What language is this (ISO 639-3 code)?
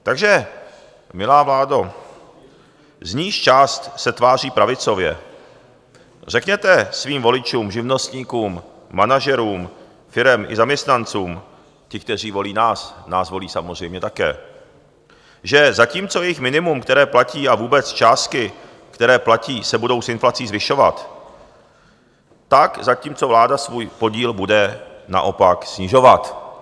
ces